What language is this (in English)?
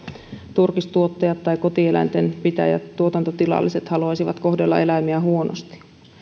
Finnish